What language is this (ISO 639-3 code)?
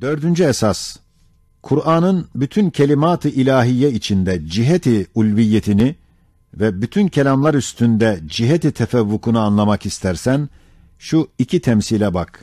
tur